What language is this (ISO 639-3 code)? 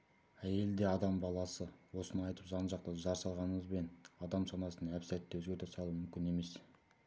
kaz